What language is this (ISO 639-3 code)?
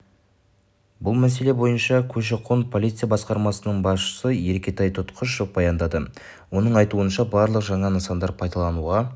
kaz